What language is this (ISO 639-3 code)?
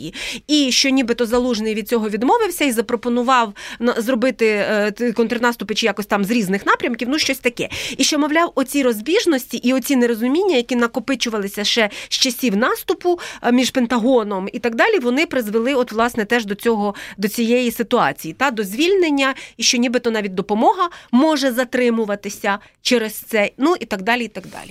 ukr